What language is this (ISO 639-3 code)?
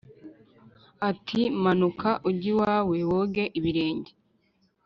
kin